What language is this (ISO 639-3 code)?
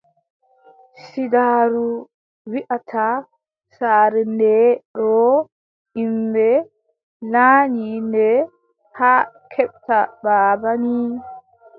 fub